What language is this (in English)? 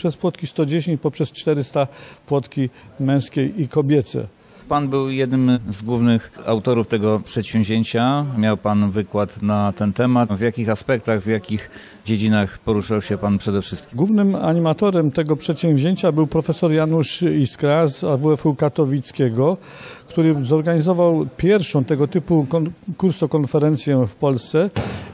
Polish